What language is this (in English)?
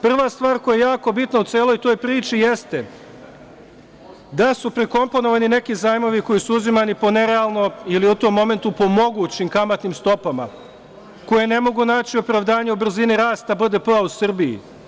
Serbian